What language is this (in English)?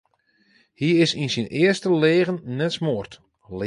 Western Frisian